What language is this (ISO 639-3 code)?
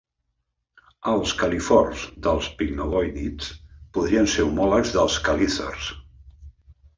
cat